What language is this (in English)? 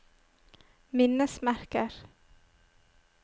Norwegian